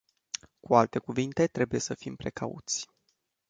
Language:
Romanian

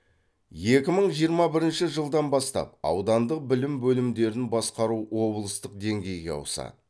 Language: Kazakh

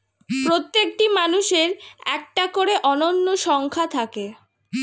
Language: Bangla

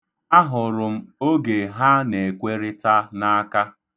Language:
Igbo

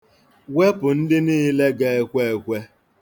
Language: Igbo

